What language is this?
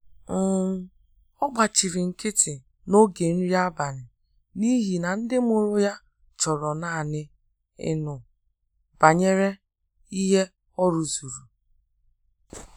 Igbo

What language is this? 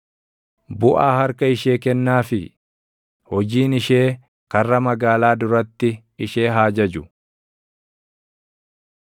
Oromo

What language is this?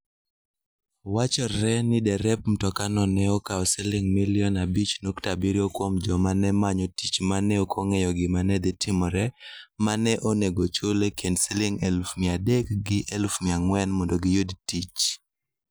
Luo (Kenya and Tanzania)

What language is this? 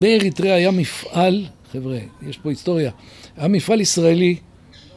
Hebrew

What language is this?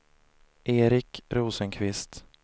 Swedish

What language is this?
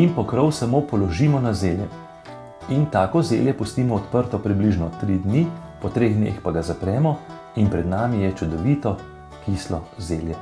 Bulgarian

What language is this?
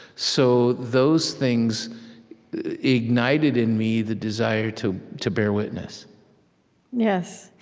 English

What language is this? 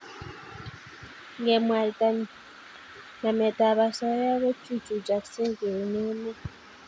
Kalenjin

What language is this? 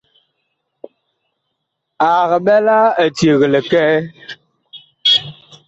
Bakoko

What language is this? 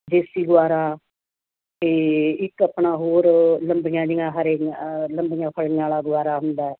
Punjabi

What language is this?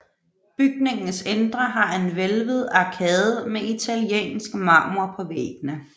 Danish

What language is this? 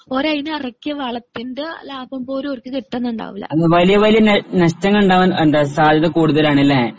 Malayalam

